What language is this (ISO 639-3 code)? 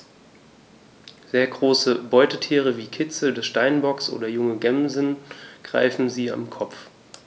deu